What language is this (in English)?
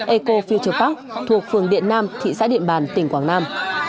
Vietnamese